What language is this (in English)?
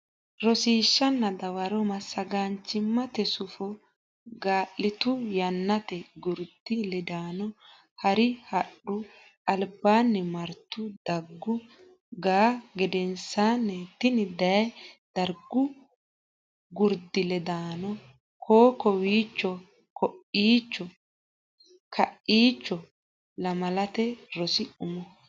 Sidamo